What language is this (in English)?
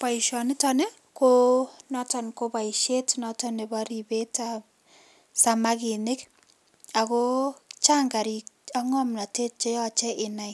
Kalenjin